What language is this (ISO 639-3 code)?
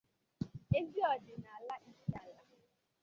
ibo